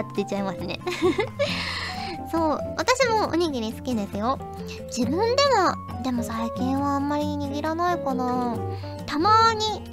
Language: Japanese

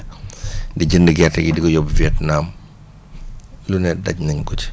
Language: Wolof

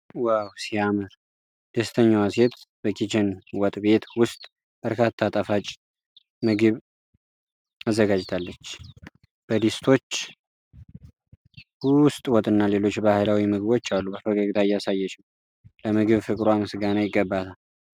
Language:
Amharic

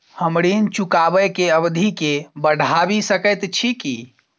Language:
Maithili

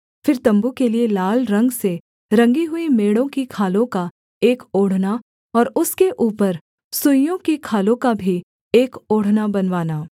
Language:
Hindi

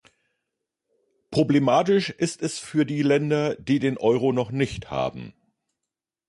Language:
German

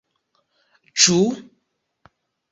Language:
Esperanto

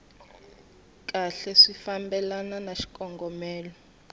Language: Tsonga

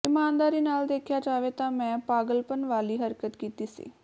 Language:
Punjabi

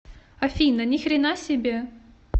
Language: Russian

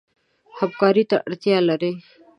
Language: Pashto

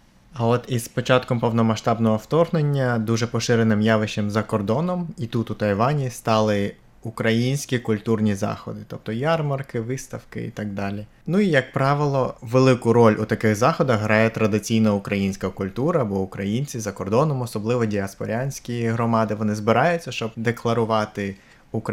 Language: Ukrainian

